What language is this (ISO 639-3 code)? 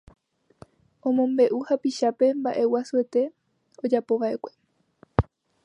grn